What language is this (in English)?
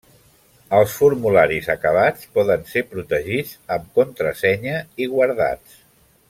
Catalan